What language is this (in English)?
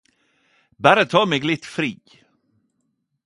Norwegian Nynorsk